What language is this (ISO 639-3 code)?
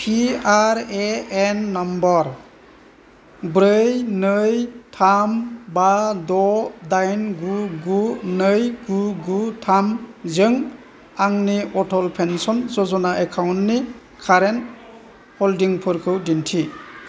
brx